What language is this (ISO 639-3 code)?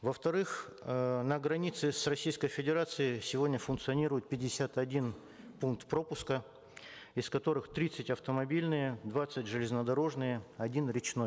kaz